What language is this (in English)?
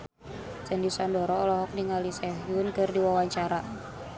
Sundanese